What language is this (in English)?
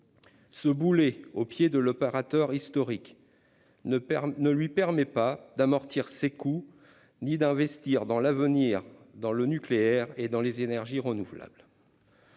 French